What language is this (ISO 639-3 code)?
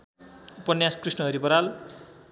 nep